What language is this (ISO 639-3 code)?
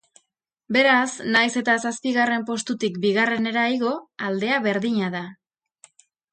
eus